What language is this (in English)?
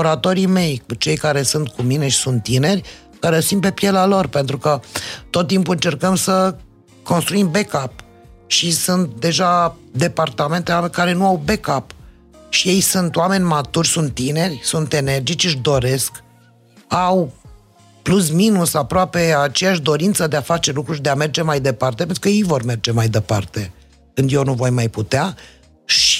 Romanian